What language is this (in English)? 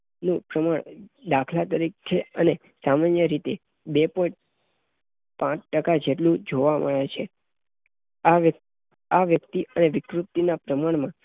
Gujarati